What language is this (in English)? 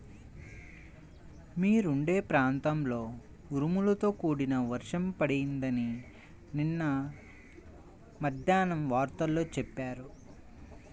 Telugu